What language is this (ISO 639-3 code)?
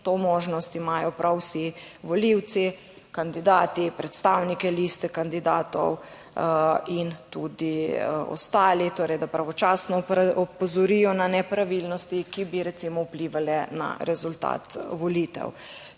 slv